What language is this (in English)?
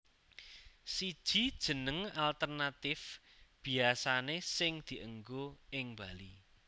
Javanese